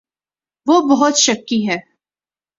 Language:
Urdu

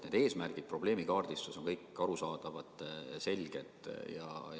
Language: Estonian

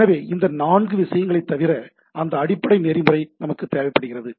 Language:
Tamil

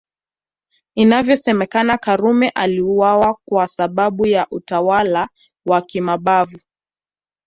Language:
Swahili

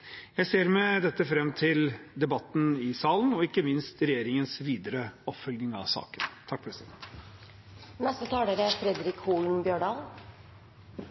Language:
Norwegian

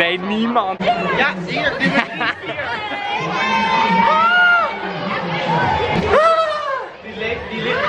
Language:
Dutch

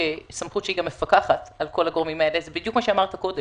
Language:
Hebrew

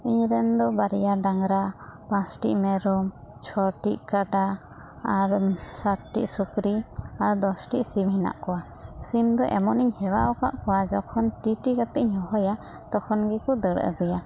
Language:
Santali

